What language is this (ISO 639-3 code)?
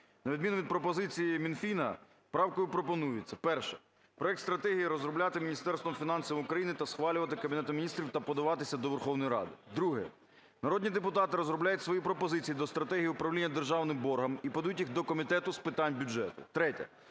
ukr